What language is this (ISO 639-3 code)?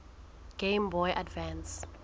sot